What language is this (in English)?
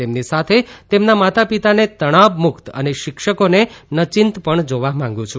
Gujarati